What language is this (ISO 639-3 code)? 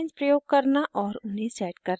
hin